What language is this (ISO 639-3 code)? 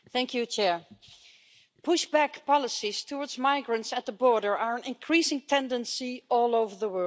eng